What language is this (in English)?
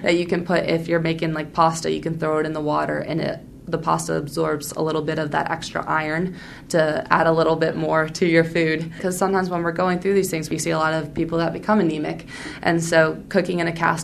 English